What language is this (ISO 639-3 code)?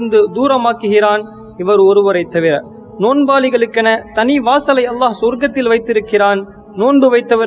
ind